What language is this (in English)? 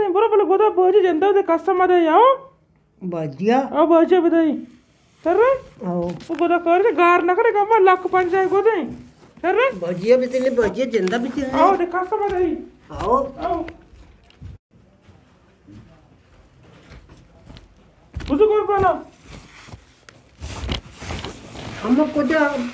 Romanian